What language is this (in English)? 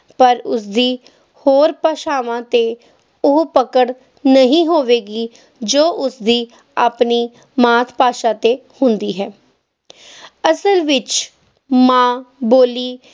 Punjabi